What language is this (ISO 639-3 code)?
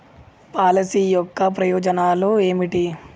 tel